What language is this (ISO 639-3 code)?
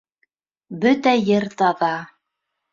bak